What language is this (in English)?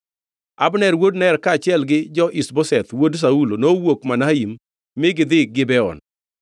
Luo (Kenya and Tanzania)